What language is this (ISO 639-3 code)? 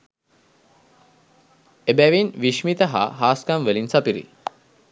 sin